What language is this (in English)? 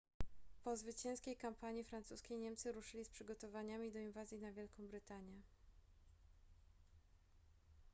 Polish